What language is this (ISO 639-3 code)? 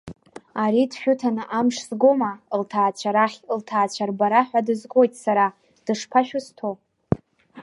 abk